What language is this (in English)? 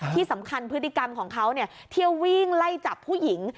Thai